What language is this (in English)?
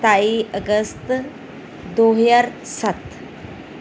Punjabi